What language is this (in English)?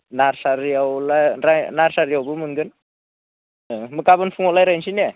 Bodo